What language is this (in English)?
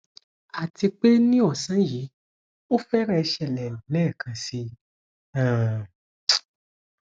Yoruba